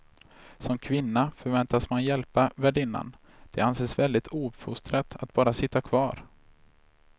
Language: Swedish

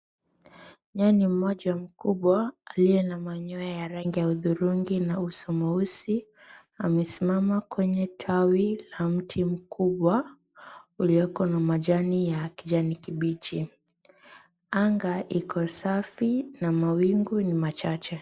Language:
Swahili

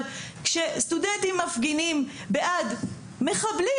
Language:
Hebrew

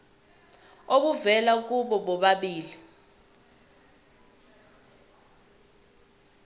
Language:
Zulu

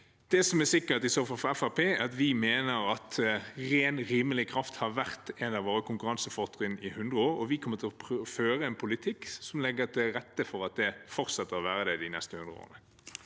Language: Norwegian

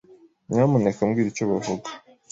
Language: Kinyarwanda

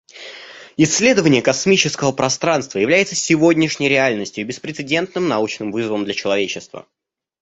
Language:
Russian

